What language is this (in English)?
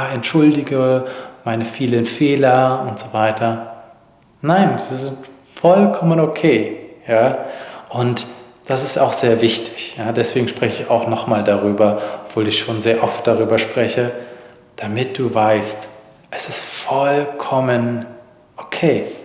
German